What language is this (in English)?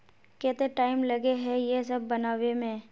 Magahi